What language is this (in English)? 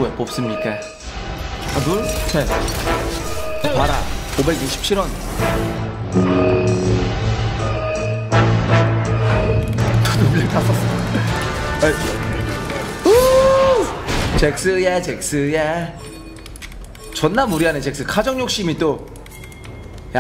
Korean